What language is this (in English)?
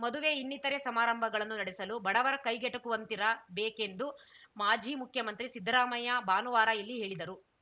Kannada